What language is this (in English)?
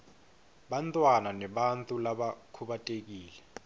Swati